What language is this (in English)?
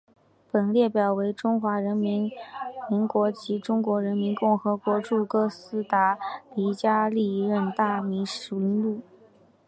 Chinese